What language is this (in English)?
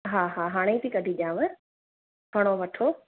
Sindhi